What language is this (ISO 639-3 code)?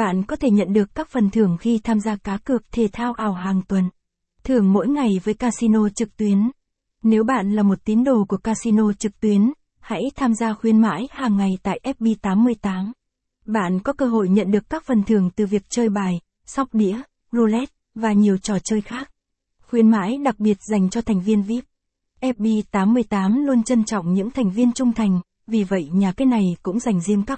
vie